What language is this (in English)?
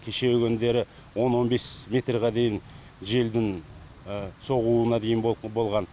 Kazakh